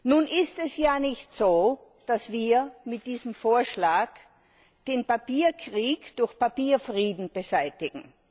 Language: German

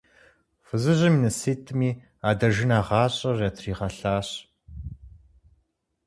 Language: Kabardian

